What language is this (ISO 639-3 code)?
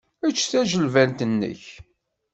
kab